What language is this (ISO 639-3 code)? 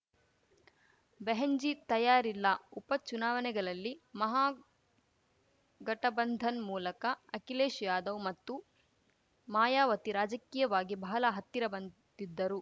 kan